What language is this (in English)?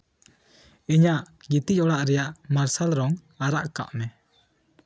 Santali